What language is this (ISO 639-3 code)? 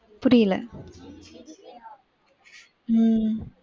tam